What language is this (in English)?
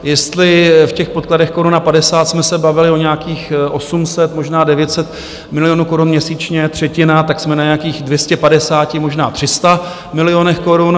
Czech